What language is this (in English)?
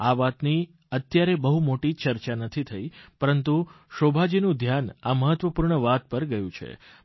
Gujarati